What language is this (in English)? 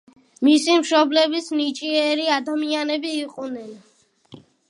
Georgian